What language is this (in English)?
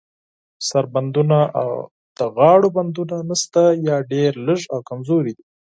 Pashto